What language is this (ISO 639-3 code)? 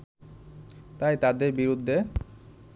ben